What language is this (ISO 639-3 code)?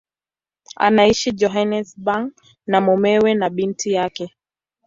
swa